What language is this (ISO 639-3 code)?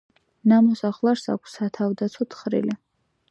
kat